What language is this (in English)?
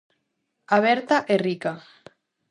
Galician